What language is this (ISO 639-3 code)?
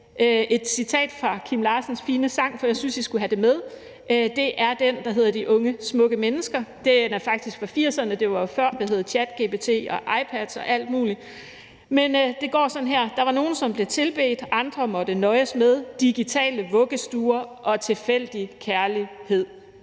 dan